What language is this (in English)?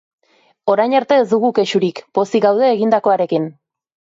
Basque